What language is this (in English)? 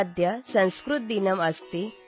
Kannada